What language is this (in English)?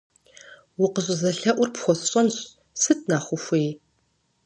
Kabardian